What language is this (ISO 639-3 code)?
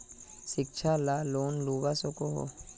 mag